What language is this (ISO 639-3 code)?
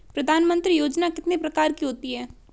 hin